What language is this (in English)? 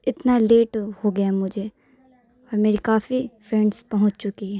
Urdu